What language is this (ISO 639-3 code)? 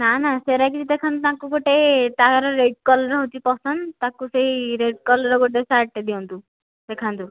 ori